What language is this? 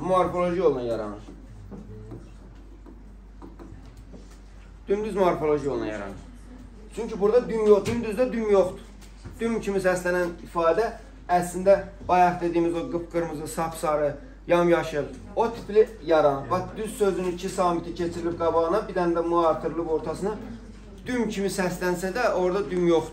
Turkish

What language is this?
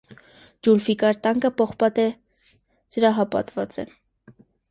Armenian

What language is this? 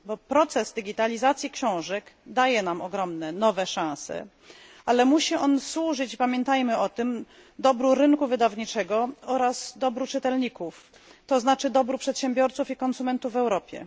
Polish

